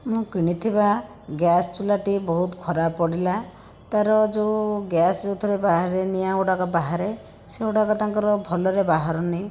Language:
Odia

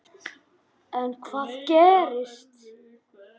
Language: Icelandic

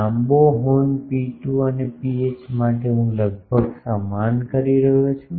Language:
Gujarati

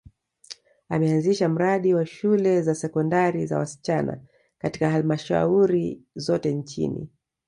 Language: Swahili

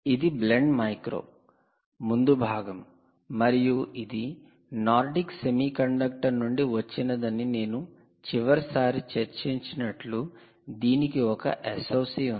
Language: Telugu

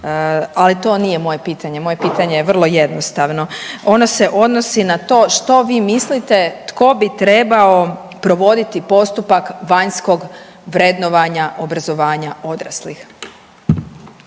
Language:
Croatian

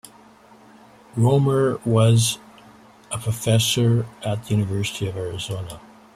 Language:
English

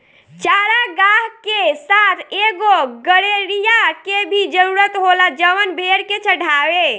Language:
Bhojpuri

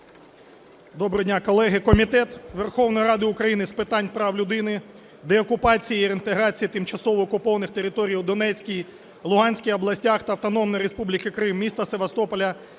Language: Ukrainian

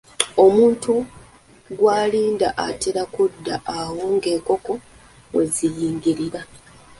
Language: Ganda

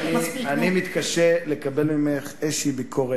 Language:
Hebrew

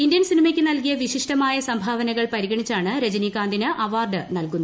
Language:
Malayalam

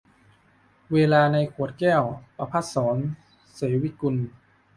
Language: Thai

